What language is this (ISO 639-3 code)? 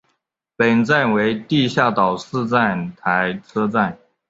zho